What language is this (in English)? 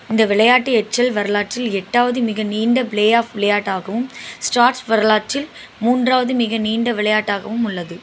Tamil